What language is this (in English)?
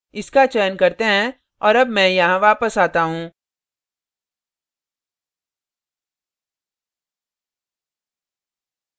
Hindi